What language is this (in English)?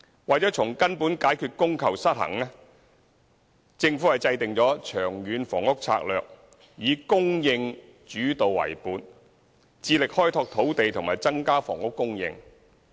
Cantonese